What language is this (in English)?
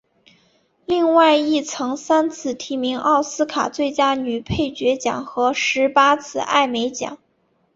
Chinese